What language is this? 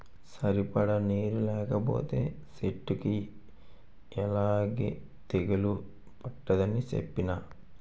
Telugu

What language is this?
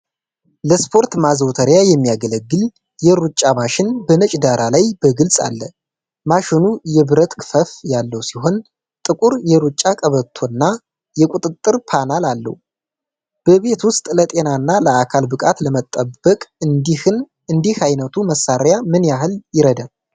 Amharic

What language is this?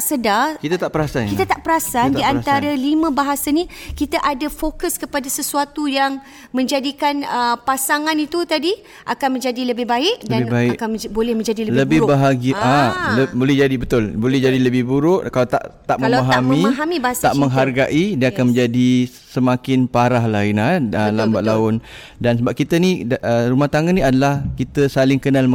Malay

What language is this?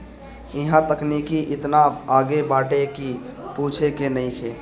Bhojpuri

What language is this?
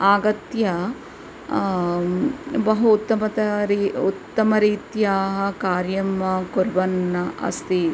Sanskrit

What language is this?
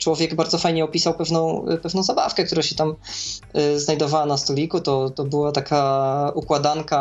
Polish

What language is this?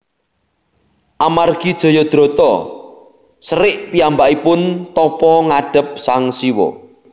Javanese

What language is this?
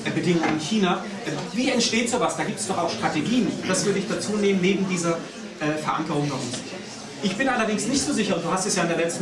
German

